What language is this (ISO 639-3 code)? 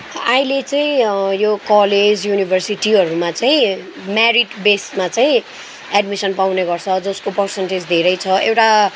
nep